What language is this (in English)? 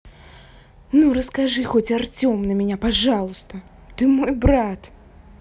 Russian